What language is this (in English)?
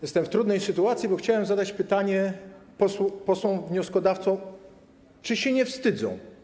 Polish